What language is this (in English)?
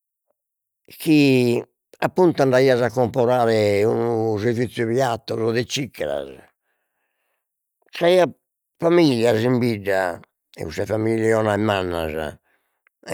Sardinian